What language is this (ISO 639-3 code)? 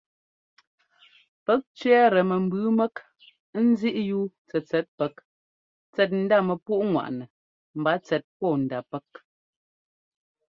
jgo